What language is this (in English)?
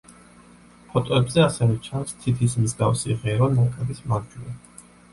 Georgian